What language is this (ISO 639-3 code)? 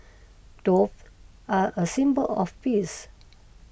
eng